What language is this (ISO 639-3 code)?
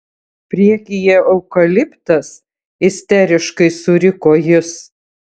lit